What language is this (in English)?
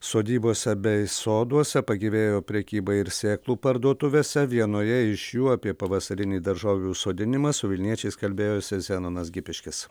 Lithuanian